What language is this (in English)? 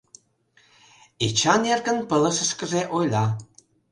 Mari